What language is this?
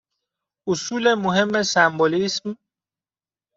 Persian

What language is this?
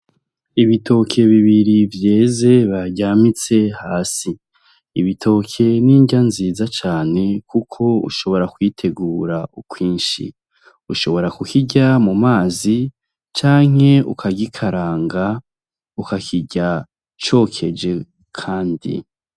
Rundi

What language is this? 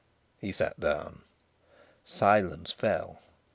English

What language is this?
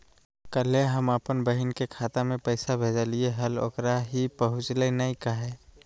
Magahi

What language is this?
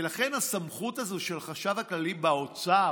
Hebrew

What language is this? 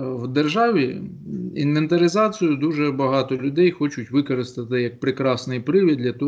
Ukrainian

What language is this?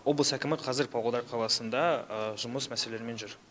Kazakh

